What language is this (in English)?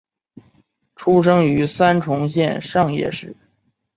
Chinese